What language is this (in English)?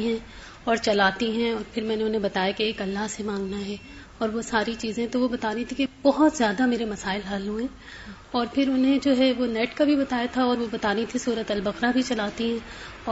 Urdu